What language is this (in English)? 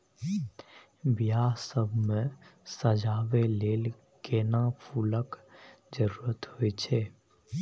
Maithili